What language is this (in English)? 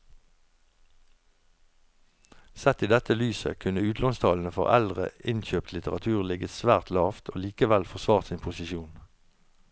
Norwegian